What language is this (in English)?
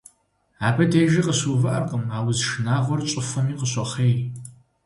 Kabardian